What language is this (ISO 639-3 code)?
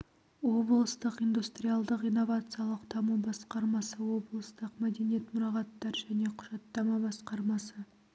kaz